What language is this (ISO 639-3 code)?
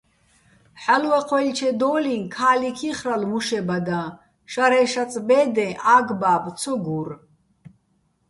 bbl